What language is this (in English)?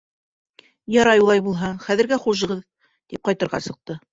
Bashkir